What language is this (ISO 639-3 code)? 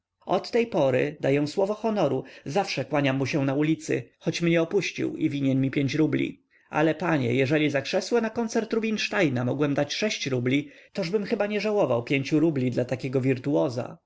pol